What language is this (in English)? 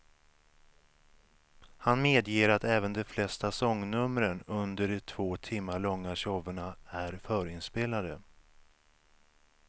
Swedish